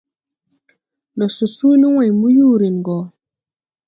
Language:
Tupuri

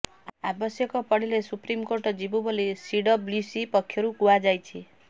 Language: Odia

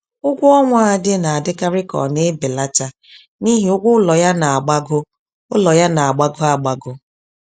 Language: Igbo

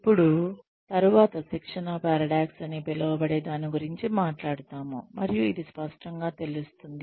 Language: Telugu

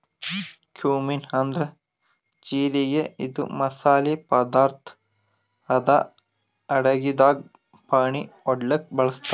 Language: Kannada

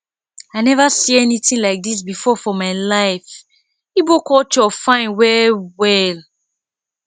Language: Nigerian Pidgin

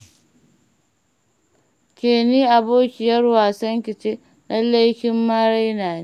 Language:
Hausa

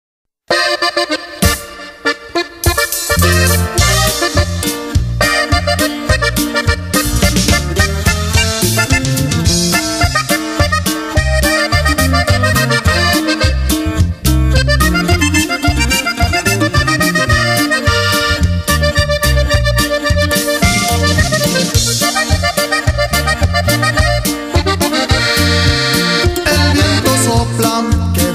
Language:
Romanian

